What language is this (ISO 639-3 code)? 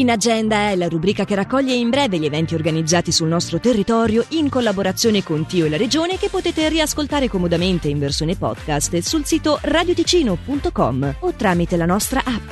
ita